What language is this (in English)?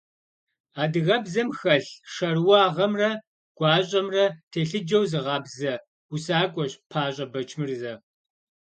Kabardian